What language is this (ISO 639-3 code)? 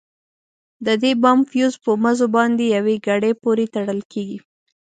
pus